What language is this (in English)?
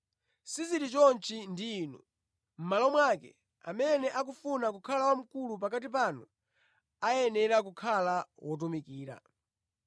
Nyanja